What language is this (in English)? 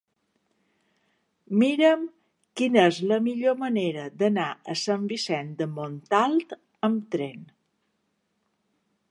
Catalan